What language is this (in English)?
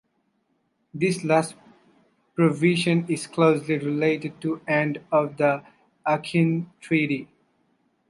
English